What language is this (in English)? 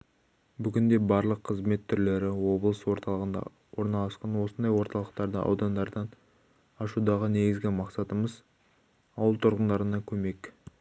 Kazakh